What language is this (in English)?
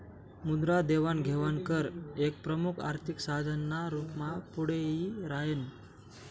Marathi